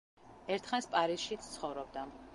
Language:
Georgian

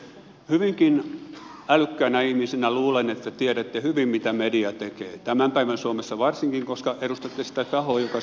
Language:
Finnish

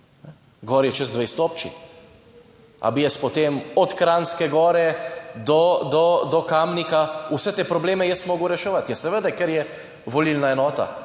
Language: Slovenian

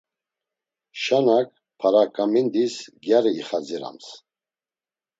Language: Laz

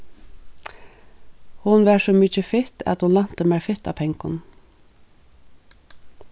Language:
Faroese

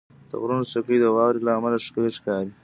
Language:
Pashto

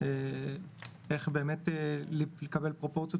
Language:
Hebrew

